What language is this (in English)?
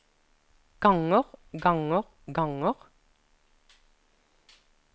Norwegian